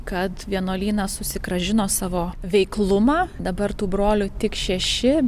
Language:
Lithuanian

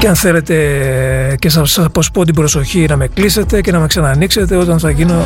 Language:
Greek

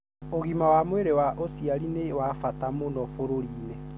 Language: Kikuyu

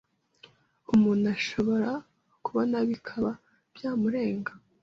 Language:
Kinyarwanda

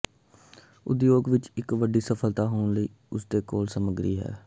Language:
Punjabi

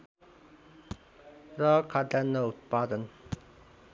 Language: Nepali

